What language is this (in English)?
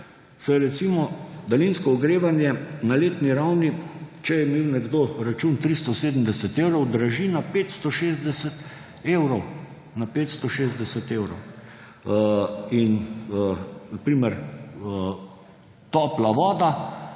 Slovenian